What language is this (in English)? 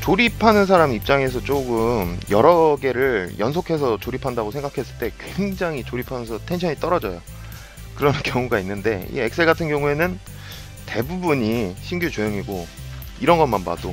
Korean